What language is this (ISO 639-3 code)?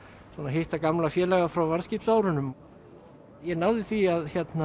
isl